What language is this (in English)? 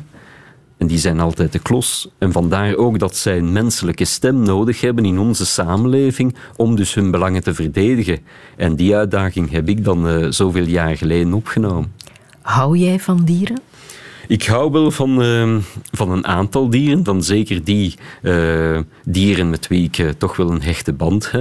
Dutch